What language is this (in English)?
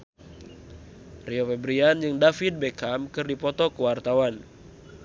Sundanese